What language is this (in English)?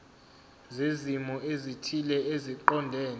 Zulu